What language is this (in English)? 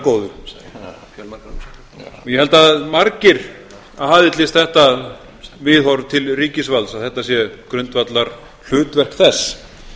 Icelandic